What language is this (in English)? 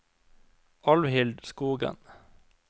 Norwegian